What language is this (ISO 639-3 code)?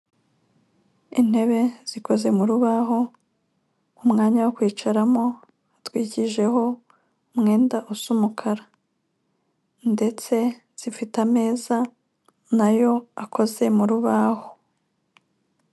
kin